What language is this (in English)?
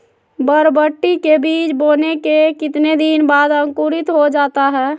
Magahi